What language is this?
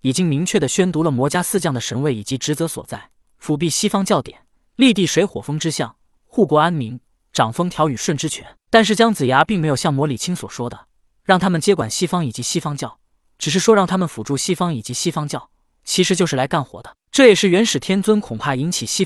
Chinese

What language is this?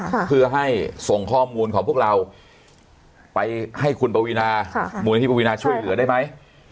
Thai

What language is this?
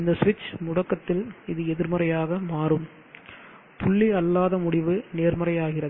Tamil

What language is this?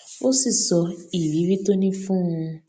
Yoruba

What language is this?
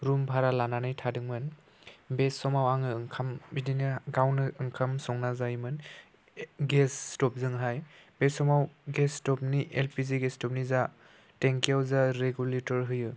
Bodo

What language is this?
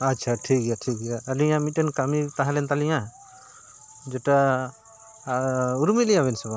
Santali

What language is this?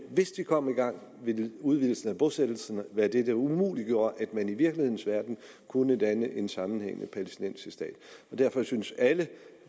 Danish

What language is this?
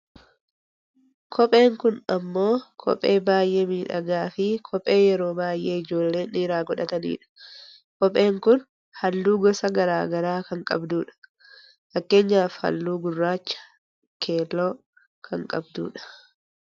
Oromo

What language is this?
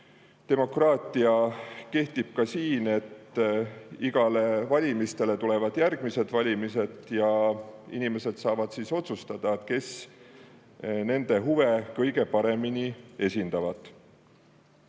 Estonian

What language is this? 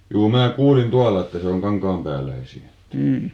Finnish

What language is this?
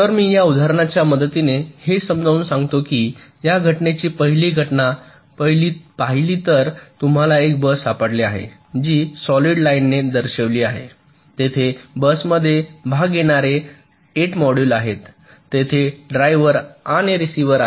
Marathi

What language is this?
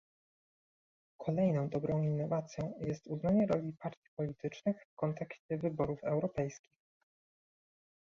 Polish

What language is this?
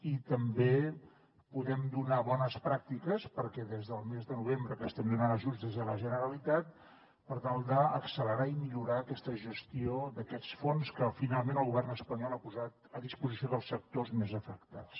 Catalan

